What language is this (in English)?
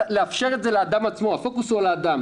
Hebrew